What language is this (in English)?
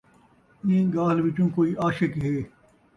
Saraiki